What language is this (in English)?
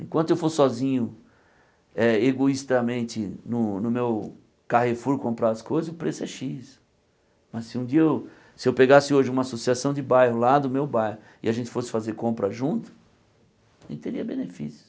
Portuguese